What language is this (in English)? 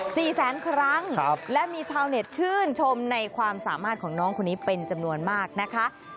Thai